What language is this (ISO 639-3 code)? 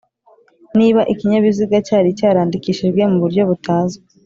kin